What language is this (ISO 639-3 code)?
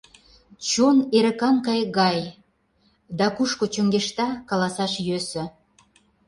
chm